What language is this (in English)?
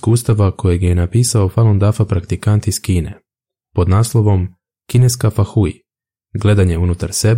Croatian